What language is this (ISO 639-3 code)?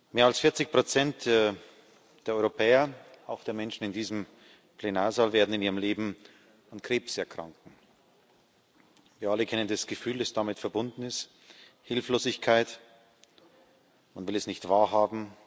deu